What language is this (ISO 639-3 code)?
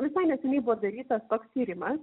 lit